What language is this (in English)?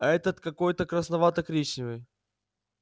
Russian